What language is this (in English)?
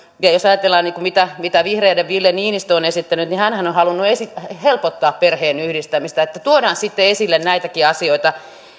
Finnish